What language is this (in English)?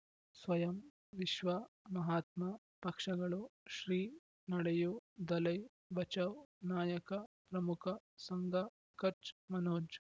Kannada